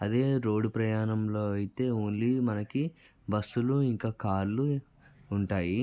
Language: Telugu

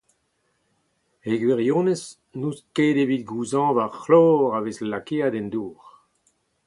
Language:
Breton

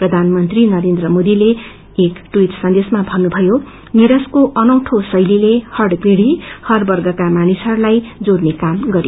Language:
Nepali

